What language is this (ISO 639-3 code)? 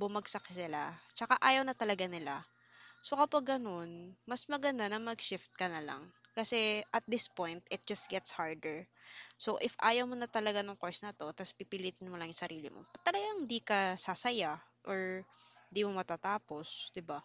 fil